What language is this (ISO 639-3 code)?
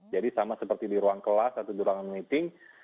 ind